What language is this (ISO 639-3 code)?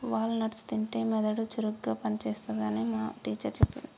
tel